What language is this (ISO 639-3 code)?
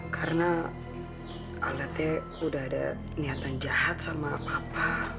ind